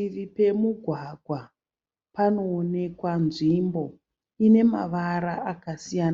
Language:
Shona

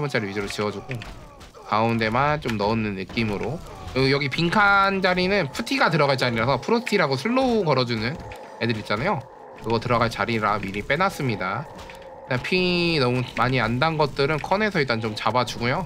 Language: Korean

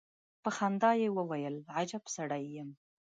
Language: Pashto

